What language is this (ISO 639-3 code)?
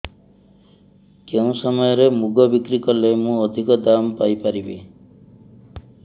ori